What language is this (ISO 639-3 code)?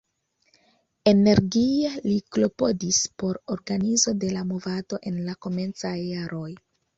epo